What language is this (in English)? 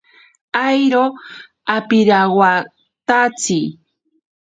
Ashéninka Perené